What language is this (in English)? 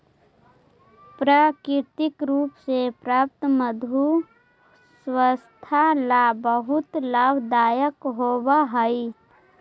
Magahi